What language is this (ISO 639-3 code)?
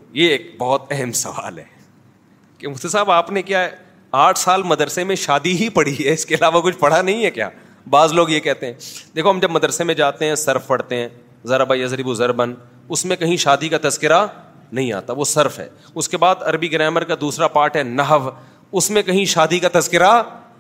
urd